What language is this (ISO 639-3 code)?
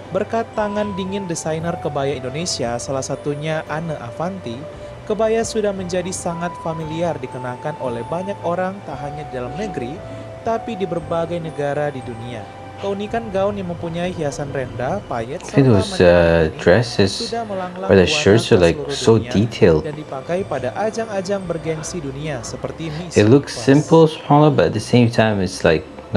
ind